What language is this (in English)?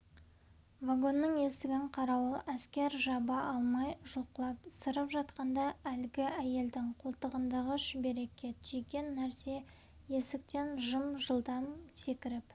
Kazakh